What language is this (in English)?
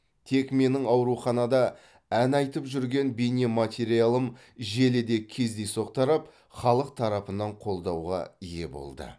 Kazakh